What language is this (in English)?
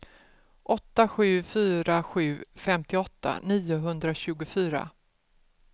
Swedish